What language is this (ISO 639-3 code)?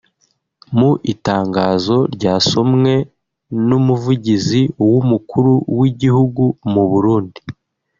kin